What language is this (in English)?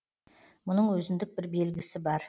Kazakh